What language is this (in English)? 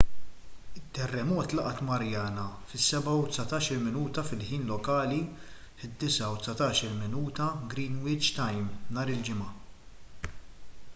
Maltese